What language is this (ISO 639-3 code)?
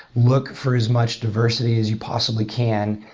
eng